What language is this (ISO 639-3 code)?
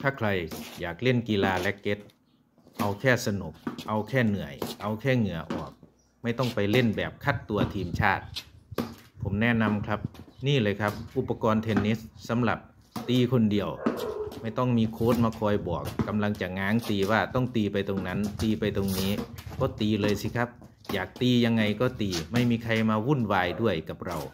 tha